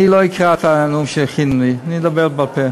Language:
Hebrew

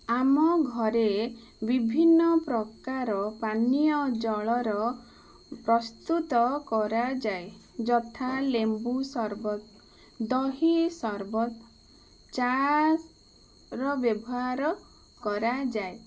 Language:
Odia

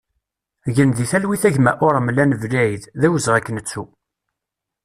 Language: Kabyle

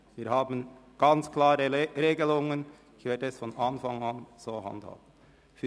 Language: Swiss German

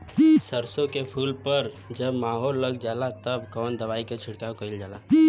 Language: Bhojpuri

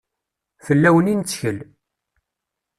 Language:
Kabyle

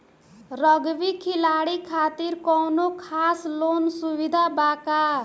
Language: Bhojpuri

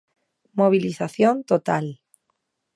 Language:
Galician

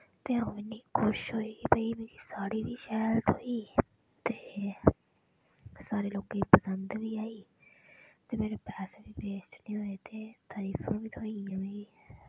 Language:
Dogri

